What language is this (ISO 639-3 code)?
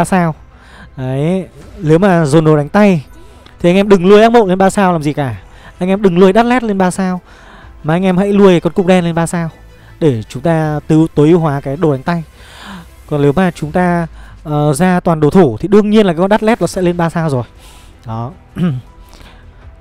vie